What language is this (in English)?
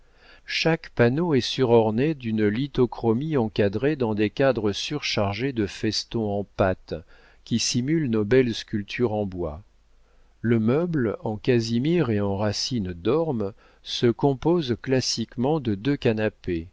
French